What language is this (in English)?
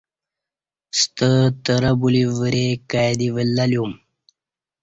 Kati